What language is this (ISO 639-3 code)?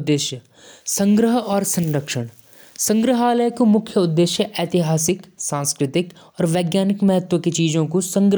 jns